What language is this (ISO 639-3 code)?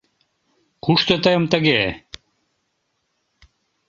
chm